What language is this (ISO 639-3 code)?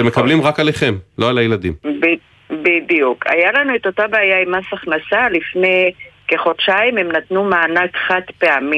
heb